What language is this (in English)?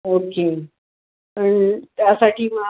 Marathi